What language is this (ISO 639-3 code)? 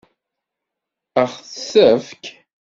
kab